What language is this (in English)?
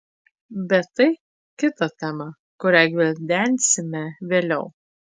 Lithuanian